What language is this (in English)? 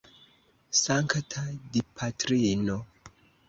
Esperanto